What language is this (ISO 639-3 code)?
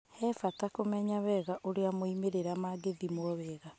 kik